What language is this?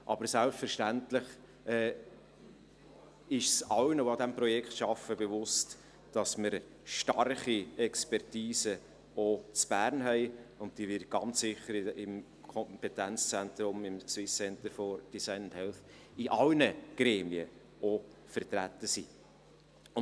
Swiss German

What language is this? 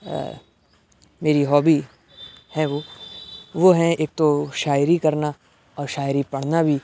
Urdu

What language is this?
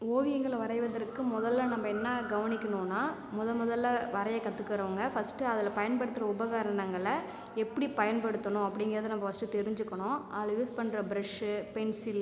Tamil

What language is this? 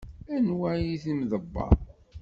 Kabyle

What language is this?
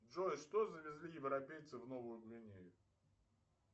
Russian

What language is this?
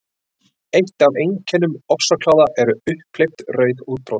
Icelandic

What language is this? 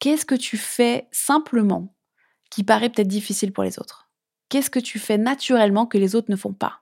French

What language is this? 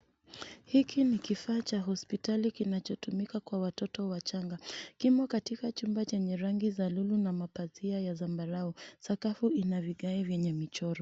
Swahili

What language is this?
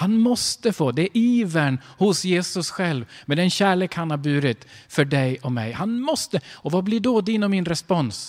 Swedish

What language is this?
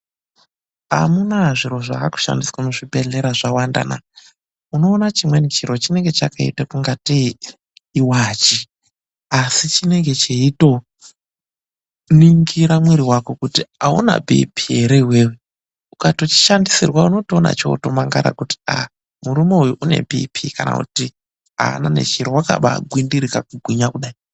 Ndau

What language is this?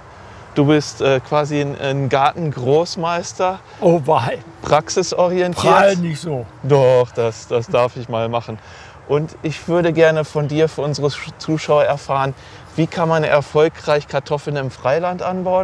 German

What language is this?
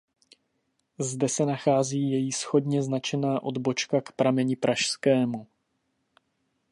Czech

